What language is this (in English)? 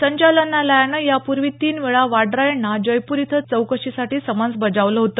Marathi